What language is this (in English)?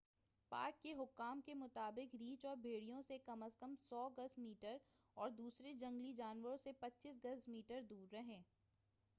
Urdu